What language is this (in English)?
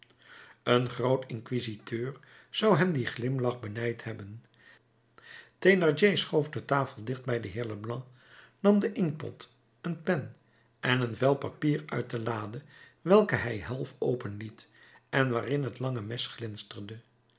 Dutch